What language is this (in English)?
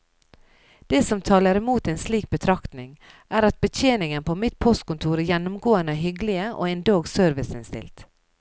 Norwegian